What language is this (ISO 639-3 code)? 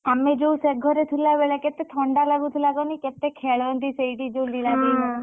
ori